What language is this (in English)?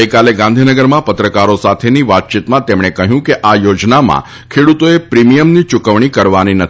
Gujarati